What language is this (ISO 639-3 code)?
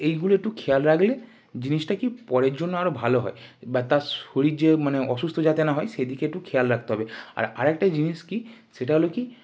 ben